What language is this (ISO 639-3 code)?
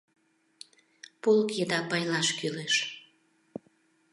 chm